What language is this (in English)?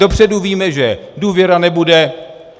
Czech